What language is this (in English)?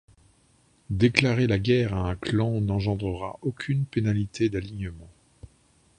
French